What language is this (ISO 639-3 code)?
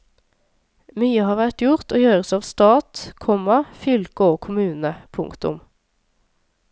nor